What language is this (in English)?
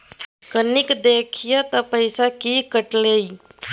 Maithili